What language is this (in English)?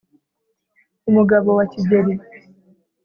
Kinyarwanda